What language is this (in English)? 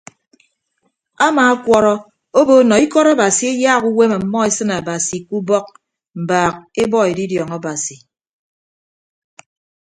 Ibibio